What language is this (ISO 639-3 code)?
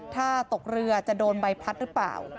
tha